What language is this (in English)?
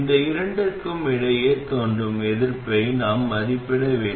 Tamil